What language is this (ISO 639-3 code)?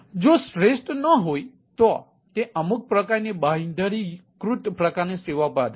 guj